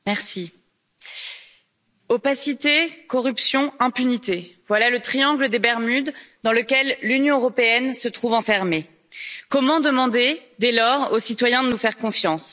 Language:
French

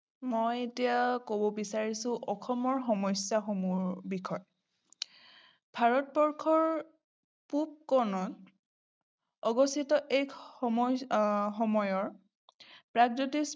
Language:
Assamese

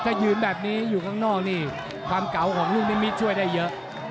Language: Thai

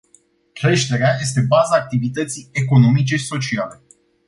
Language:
Romanian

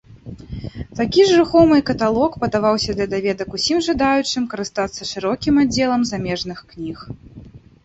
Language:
Belarusian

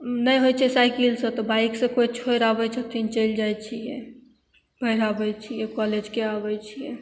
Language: Maithili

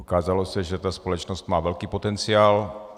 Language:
Czech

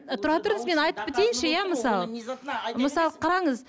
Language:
Kazakh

